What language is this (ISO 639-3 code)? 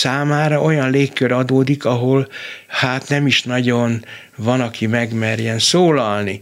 hun